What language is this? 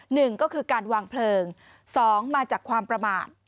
Thai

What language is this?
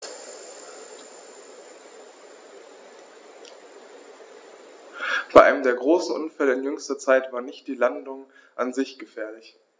German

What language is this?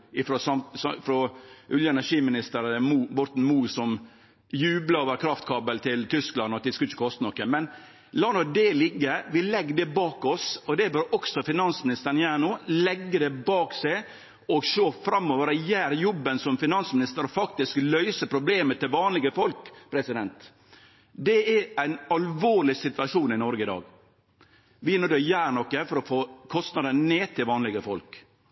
Norwegian Nynorsk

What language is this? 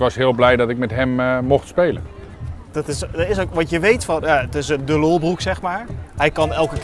Dutch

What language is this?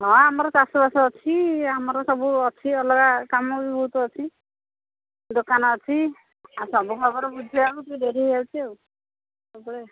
Odia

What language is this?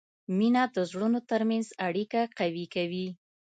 Pashto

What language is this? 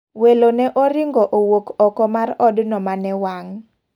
Luo (Kenya and Tanzania)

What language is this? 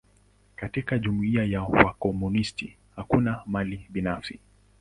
Swahili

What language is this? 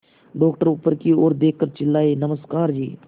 Hindi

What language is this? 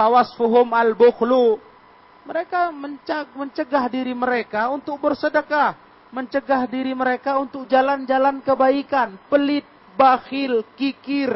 Indonesian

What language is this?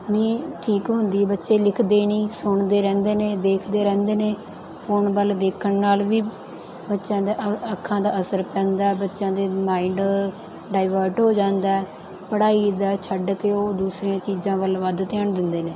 Punjabi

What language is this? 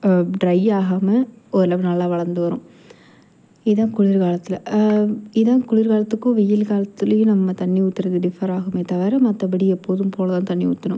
Tamil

